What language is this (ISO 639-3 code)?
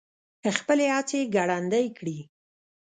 pus